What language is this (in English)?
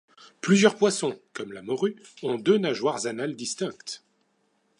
French